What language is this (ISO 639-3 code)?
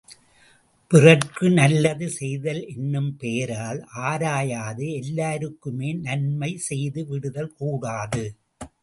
tam